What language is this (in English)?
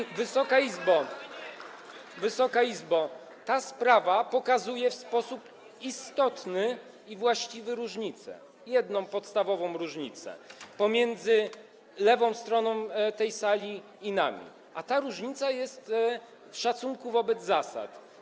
Polish